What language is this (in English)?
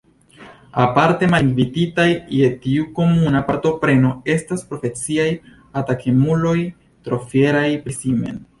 Esperanto